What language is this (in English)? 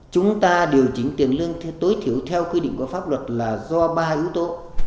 Vietnamese